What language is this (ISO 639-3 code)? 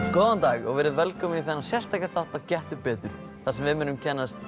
isl